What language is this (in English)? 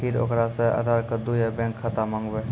Maithili